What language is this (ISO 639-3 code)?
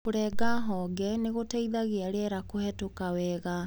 kik